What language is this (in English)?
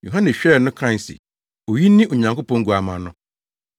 Akan